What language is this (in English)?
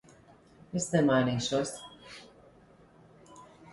Latvian